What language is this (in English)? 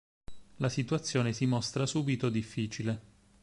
Italian